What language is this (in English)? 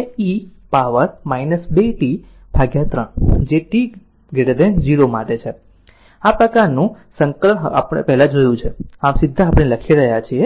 Gujarati